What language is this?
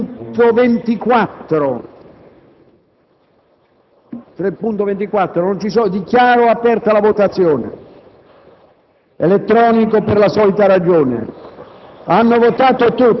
Italian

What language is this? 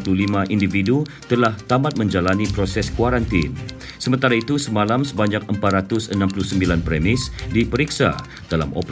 Malay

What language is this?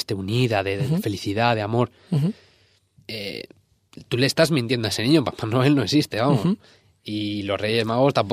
Spanish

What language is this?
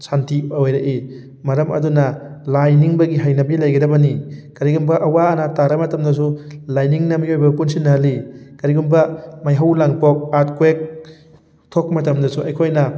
Manipuri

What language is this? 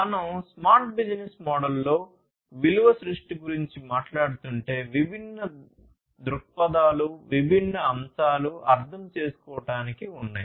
Telugu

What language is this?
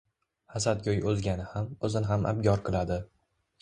Uzbek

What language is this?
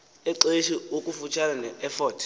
Xhosa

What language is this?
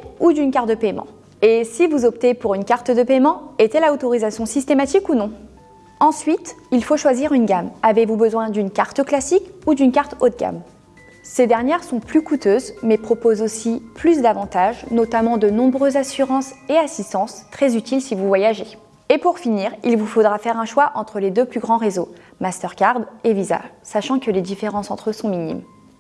French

